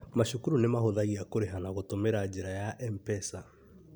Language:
Kikuyu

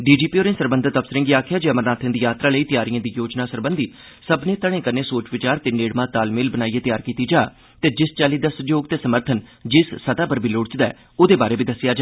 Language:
Dogri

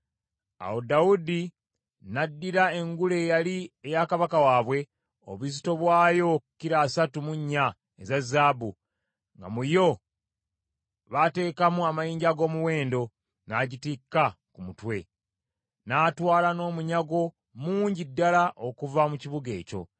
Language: Ganda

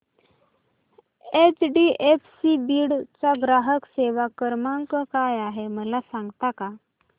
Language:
Marathi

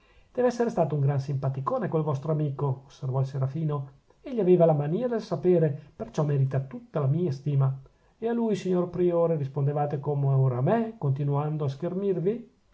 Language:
Italian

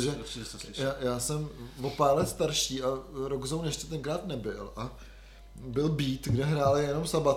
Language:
Czech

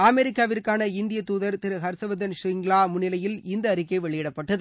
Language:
Tamil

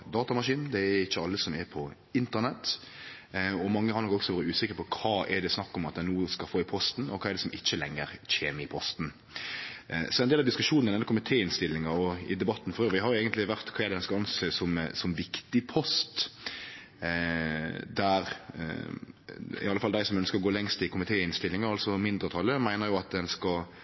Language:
Norwegian Nynorsk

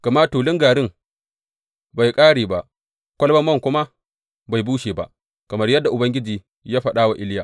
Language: Hausa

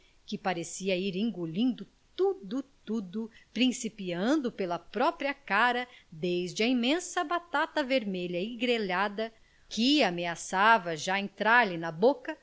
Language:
Portuguese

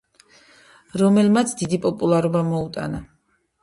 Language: Georgian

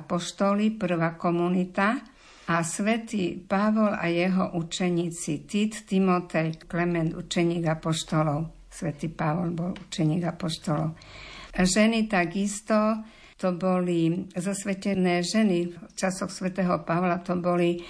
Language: Slovak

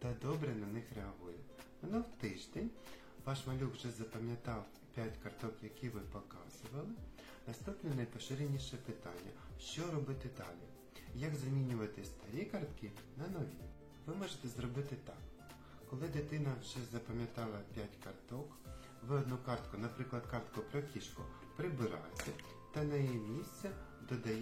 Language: Ukrainian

